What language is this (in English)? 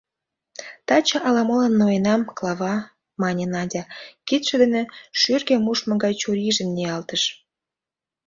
Mari